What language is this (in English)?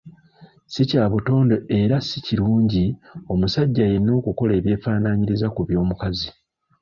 Ganda